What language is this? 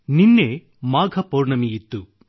Kannada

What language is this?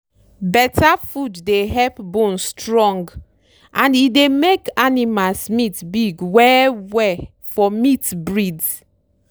Nigerian Pidgin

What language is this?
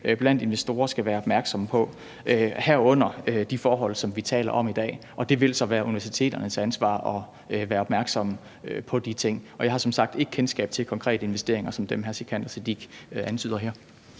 Danish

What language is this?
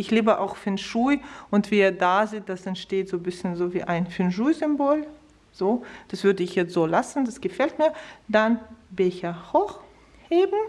German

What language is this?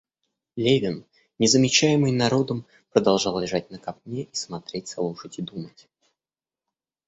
Russian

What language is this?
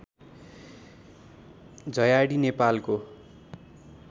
Nepali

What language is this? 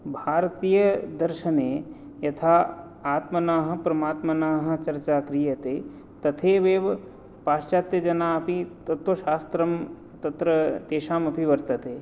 Sanskrit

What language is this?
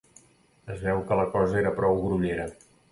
Catalan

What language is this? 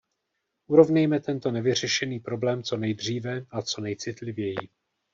Czech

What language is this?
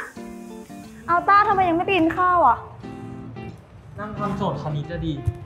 Thai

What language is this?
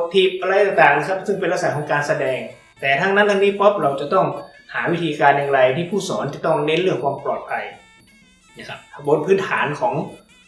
Thai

